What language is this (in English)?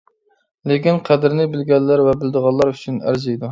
Uyghur